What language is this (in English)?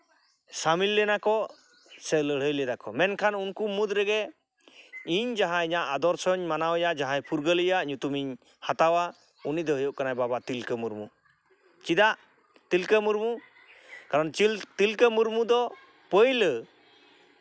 Santali